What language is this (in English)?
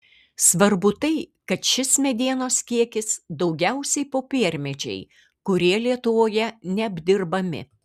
Lithuanian